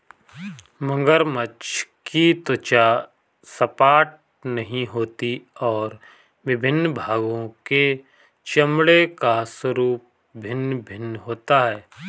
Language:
Hindi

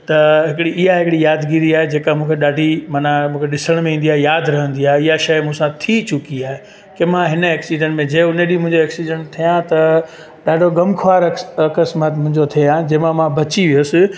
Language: Sindhi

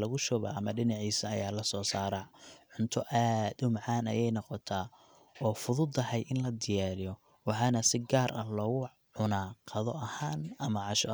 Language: Somali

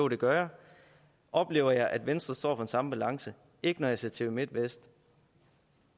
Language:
Danish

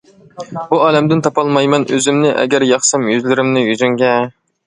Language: Uyghur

